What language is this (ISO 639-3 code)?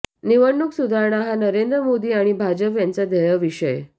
mar